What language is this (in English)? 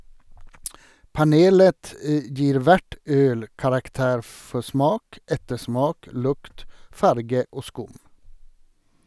Norwegian